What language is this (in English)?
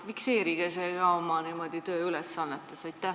Estonian